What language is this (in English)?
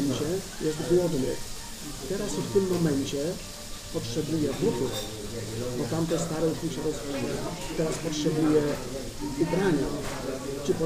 Polish